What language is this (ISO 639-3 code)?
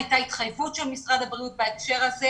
heb